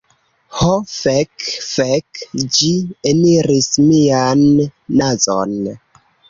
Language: Esperanto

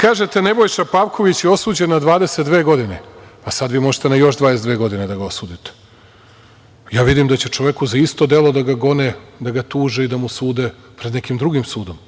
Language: Serbian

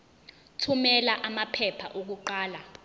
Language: Zulu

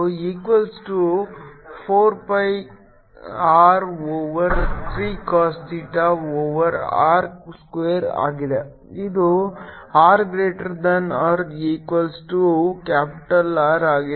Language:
Kannada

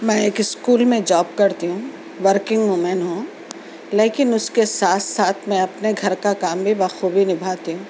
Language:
Urdu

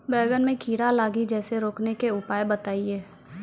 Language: Maithili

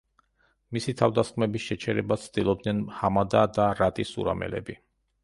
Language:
Georgian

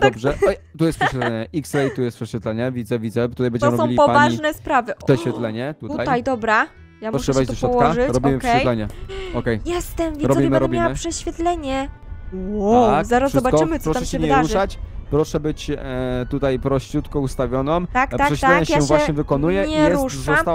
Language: Polish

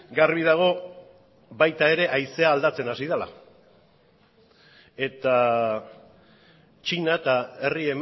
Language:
Basque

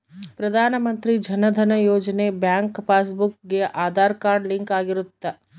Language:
Kannada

